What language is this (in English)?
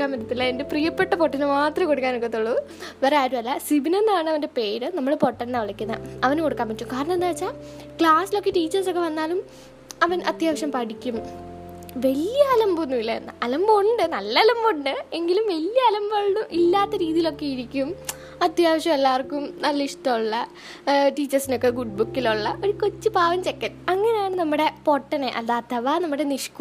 Malayalam